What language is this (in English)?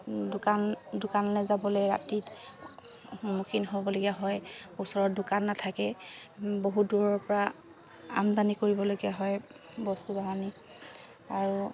Assamese